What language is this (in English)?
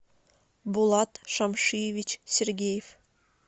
Russian